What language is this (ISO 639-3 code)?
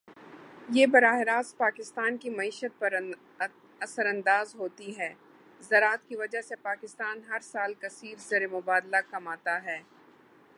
urd